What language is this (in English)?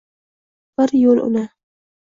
Uzbek